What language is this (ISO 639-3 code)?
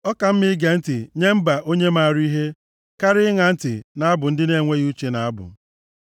ibo